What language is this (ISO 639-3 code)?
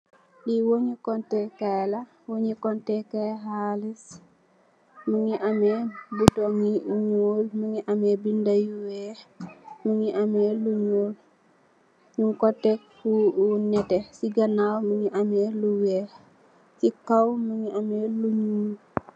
wol